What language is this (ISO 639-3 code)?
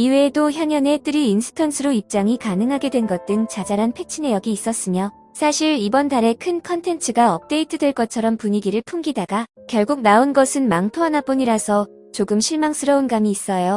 kor